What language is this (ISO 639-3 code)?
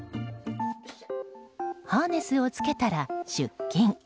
jpn